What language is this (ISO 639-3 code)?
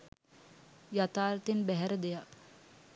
sin